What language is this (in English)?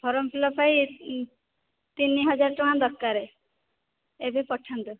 Odia